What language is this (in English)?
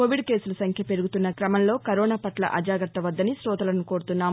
Telugu